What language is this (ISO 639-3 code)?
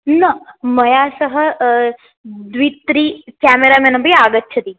san